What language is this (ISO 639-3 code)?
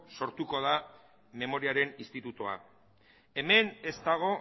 eus